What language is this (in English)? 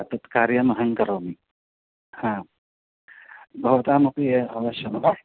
Sanskrit